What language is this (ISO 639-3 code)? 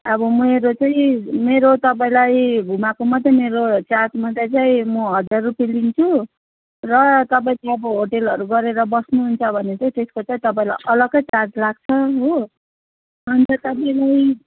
nep